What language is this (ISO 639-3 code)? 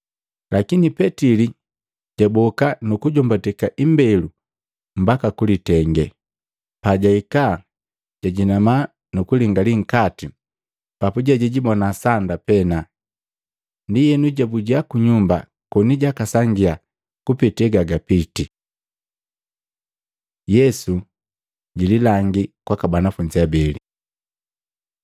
mgv